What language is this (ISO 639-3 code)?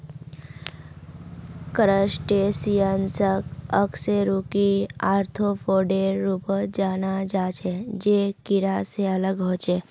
mag